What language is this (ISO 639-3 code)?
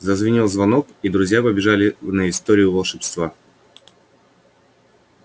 rus